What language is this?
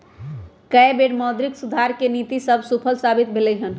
Magahi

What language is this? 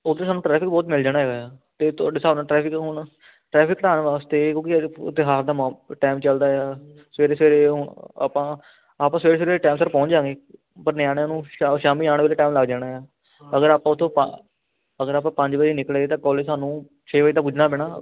Punjabi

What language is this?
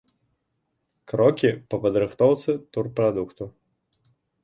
Belarusian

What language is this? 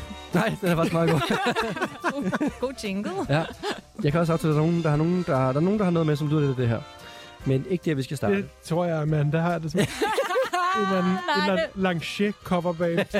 Danish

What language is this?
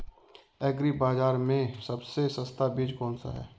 Hindi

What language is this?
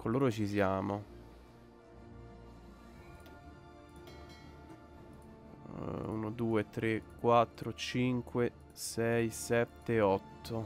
Italian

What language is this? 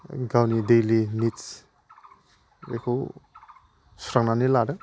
Bodo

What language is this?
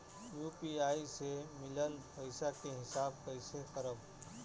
Bhojpuri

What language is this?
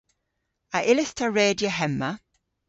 Cornish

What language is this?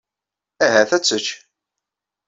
Kabyle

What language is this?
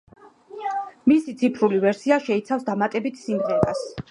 Georgian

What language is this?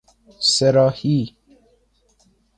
Persian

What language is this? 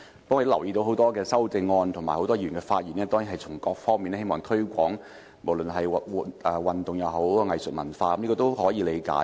Cantonese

